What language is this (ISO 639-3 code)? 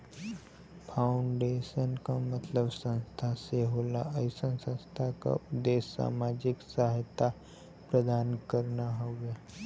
bho